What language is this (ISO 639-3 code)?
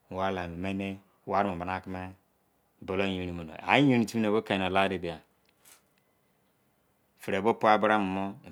ijc